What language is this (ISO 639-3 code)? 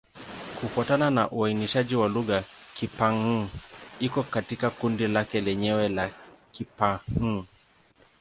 swa